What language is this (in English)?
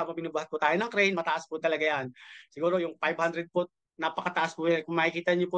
Filipino